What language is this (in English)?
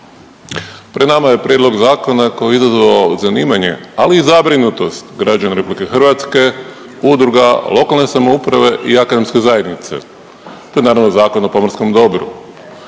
Croatian